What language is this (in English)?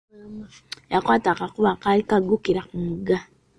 Ganda